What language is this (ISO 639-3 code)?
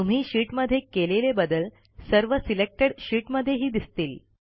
mar